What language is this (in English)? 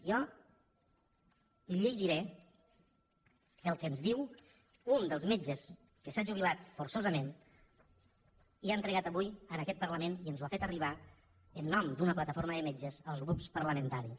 Catalan